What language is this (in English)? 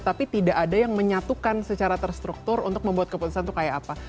Indonesian